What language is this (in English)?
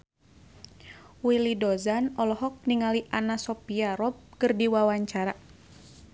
Sundanese